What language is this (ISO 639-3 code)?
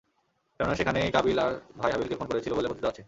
ben